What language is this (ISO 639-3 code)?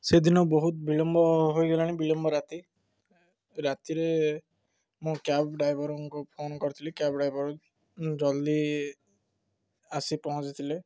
ori